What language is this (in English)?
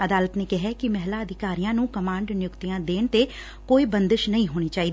Punjabi